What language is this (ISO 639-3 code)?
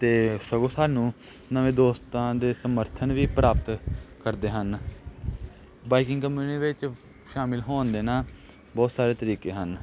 pan